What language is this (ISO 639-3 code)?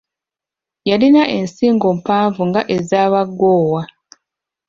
lug